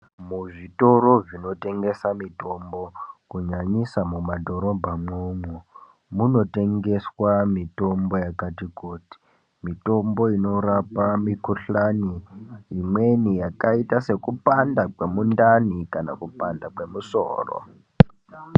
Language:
Ndau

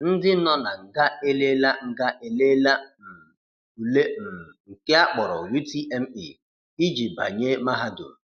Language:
Igbo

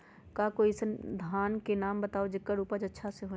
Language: Magahi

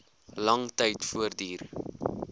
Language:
Afrikaans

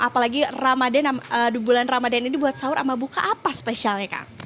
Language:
Indonesian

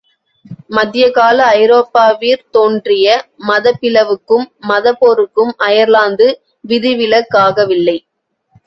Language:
Tamil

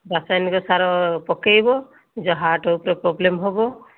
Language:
Odia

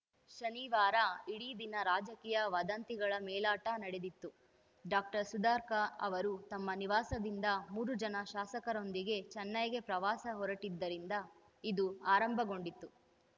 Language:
Kannada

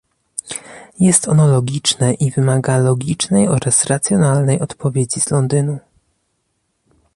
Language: Polish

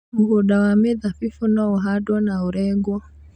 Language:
Kikuyu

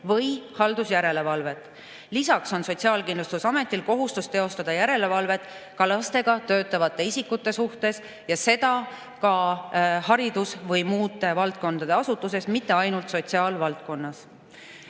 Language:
Estonian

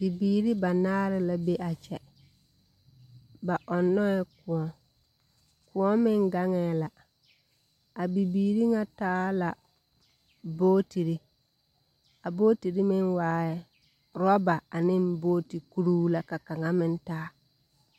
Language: Southern Dagaare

